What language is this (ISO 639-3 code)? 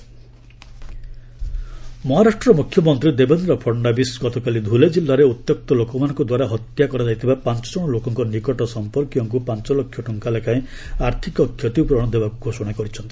ori